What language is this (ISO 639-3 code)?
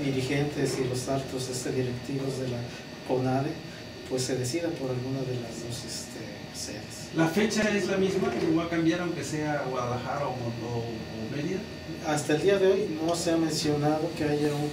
spa